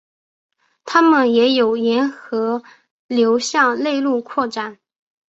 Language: Chinese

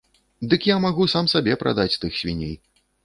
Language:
Belarusian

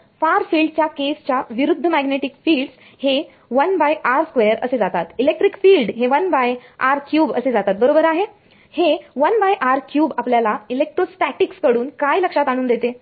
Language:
Marathi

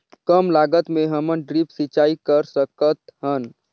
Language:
Chhattisgarhi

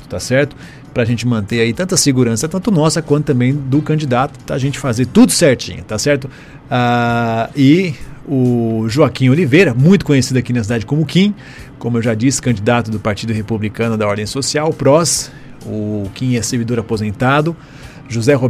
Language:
Portuguese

